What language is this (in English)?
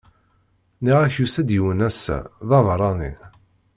Kabyle